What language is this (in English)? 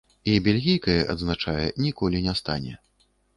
Belarusian